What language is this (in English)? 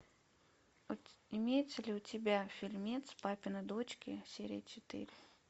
Russian